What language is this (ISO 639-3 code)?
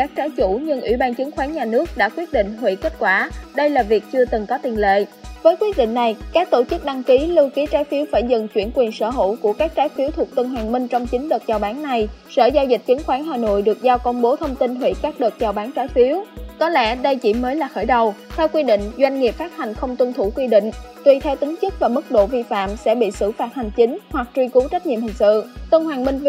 vie